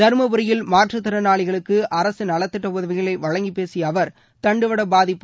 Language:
Tamil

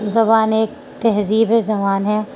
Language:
Urdu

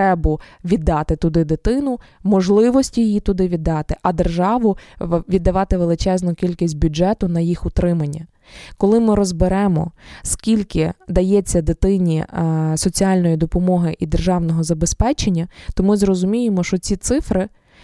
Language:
Ukrainian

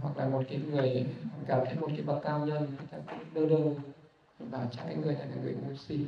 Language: Vietnamese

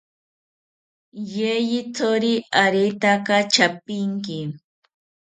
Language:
South Ucayali Ashéninka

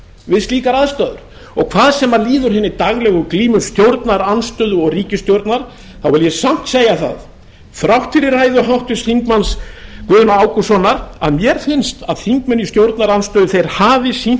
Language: Icelandic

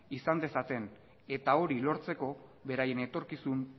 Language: Basque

